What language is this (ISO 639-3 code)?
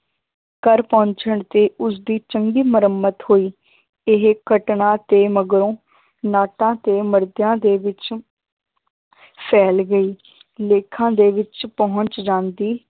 pan